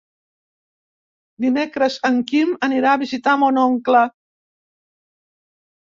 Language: Catalan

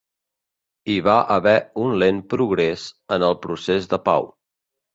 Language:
Catalan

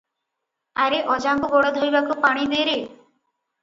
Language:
Odia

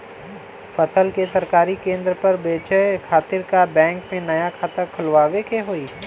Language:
Bhojpuri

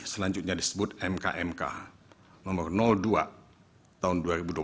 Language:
Indonesian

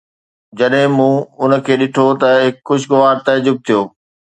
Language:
Sindhi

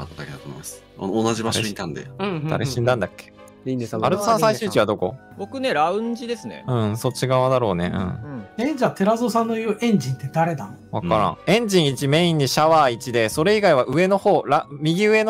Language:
Japanese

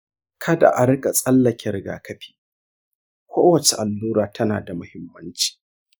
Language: Hausa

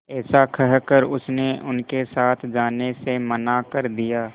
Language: Hindi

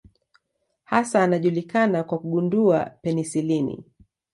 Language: Swahili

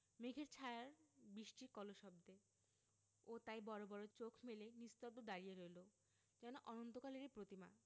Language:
Bangla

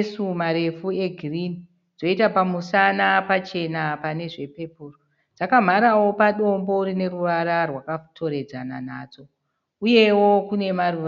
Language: Shona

